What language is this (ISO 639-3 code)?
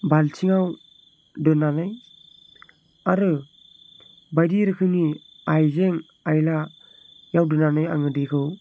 brx